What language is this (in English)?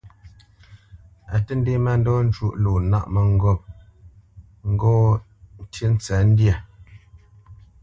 Bamenyam